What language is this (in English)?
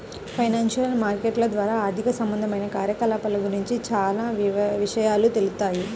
Telugu